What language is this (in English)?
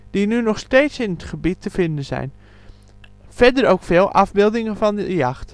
Dutch